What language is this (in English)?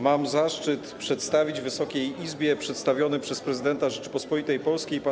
Polish